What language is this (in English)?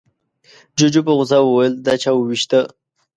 Pashto